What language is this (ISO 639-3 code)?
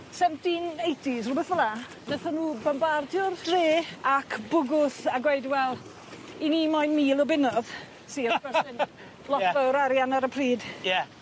cym